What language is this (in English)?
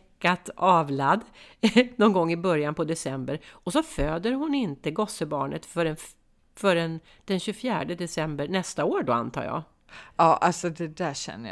Swedish